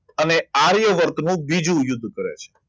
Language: Gujarati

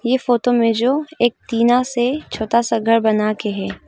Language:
Hindi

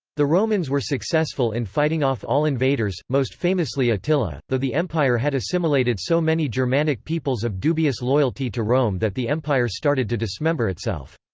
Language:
English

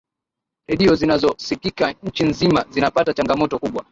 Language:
Swahili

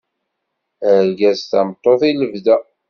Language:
Kabyle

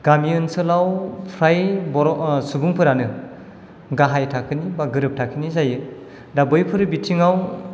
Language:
Bodo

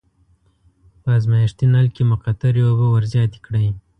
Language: Pashto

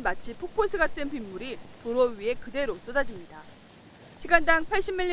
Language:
Korean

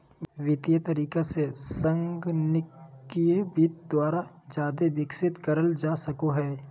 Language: Magahi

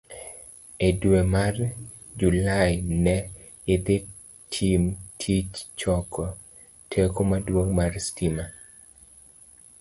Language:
Luo (Kenya and Tanzania)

